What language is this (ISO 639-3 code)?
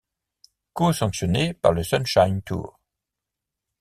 fra